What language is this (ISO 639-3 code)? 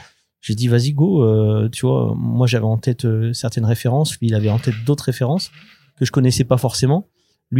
fra